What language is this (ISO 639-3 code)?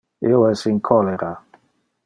ina